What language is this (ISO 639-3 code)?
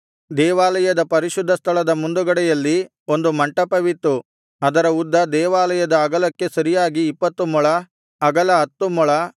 kan